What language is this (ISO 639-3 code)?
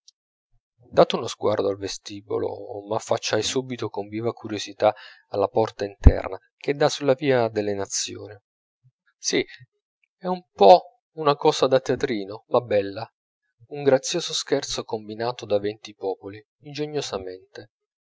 ita